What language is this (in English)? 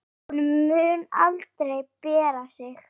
Icelandic